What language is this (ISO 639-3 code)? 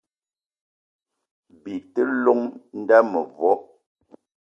eto